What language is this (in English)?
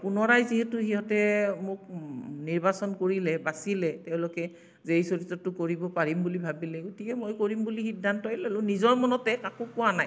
Assamese